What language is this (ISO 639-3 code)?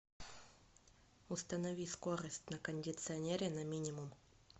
rus